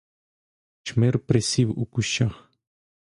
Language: Ukrainian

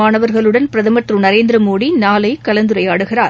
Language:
Tamil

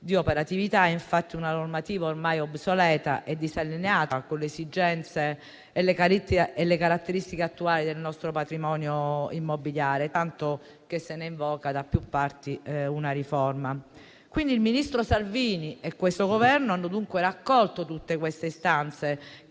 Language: Italian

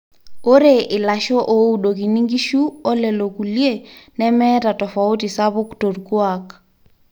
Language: Masai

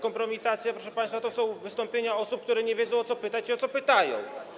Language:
Polish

